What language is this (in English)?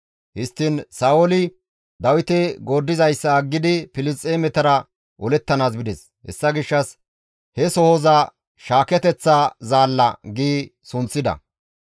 Gamo